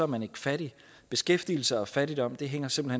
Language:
Danish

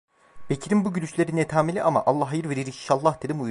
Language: Turkish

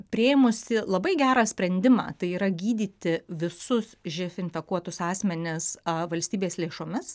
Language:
Lithuanian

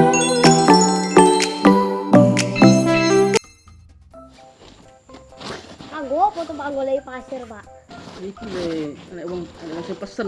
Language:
Indonesian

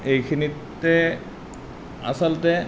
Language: Assamese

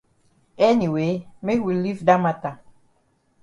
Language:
Cameroon Pidgin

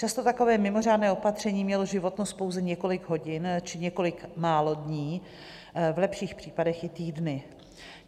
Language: Czech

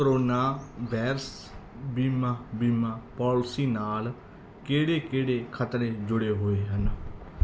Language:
Punjabi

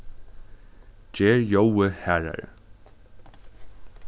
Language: Faroese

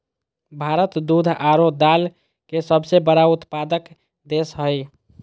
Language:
Magahi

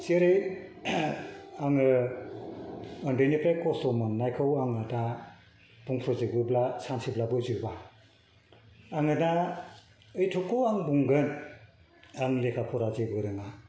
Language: Bodo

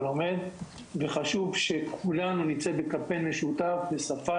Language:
Hebrew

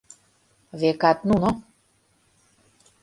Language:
Mari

